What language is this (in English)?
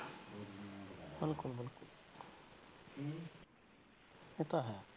Punjabi